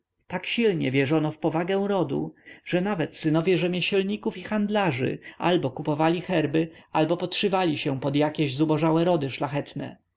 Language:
Polish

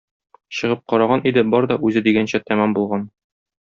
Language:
Tatar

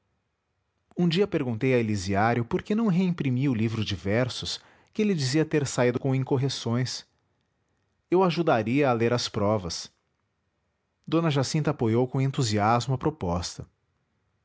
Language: Portuguese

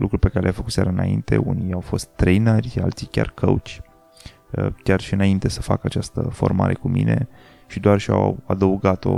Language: Romanian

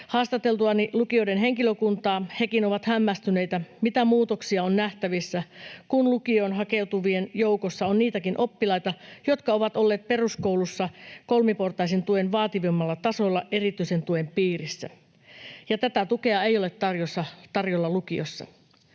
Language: Finnish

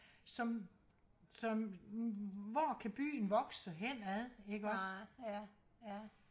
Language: Danish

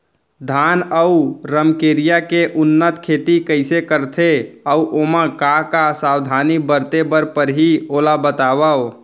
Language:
Chhattisgarhi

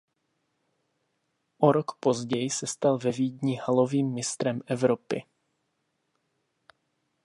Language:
Czech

